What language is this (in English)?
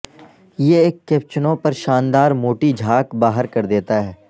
Urdu